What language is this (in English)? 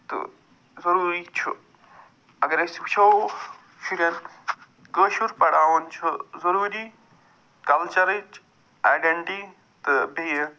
Kashmiri